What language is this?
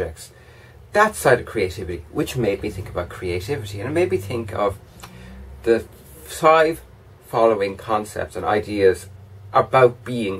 English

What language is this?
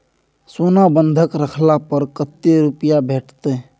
Maithili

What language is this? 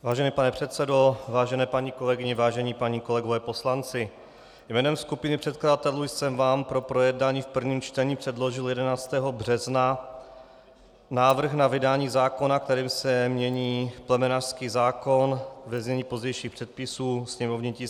Czech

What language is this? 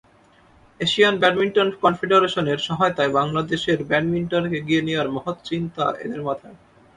Bangla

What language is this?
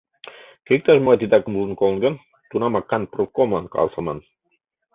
Mari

